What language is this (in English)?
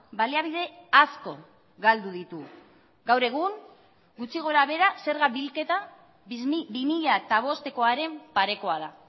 Basque